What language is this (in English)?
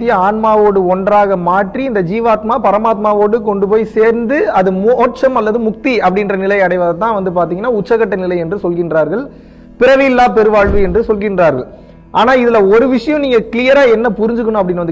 Dutch